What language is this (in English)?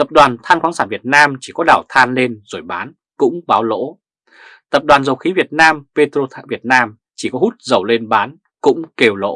Vietnamese